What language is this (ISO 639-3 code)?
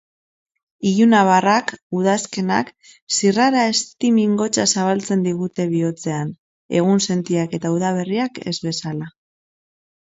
eus